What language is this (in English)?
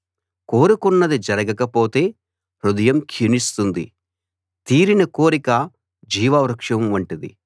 Telugu